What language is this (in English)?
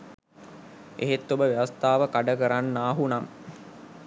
Sinhala